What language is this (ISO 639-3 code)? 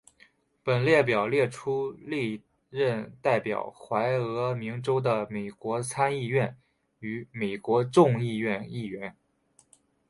zho